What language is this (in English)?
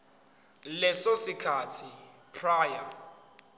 Zulu